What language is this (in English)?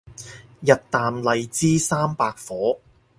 Cantonese